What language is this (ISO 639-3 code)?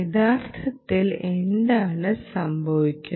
mal